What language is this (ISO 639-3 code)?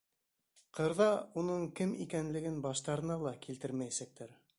bak